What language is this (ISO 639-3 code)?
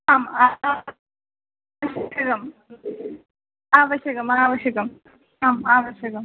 san